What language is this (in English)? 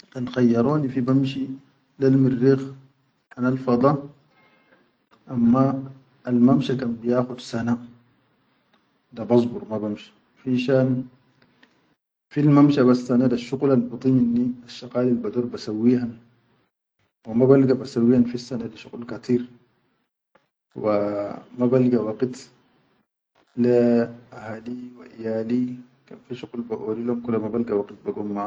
Chadian Arabic